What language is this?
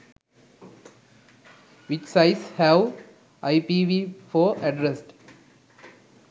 Sinhala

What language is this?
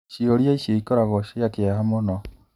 Kikuyu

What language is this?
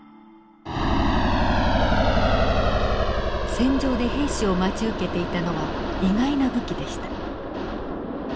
Japanese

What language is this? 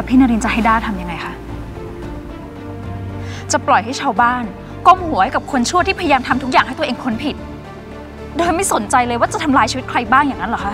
Thai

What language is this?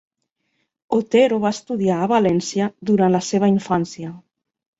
Catalan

